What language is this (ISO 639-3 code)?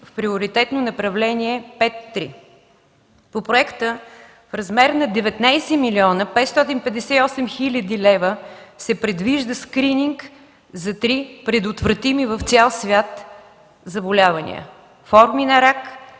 bul